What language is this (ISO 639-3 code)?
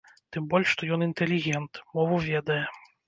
bel